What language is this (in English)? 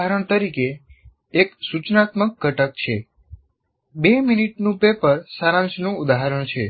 Gujarati